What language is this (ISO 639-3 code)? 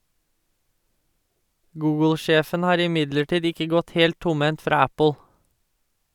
nor